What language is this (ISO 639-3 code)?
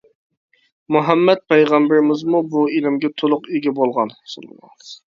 uig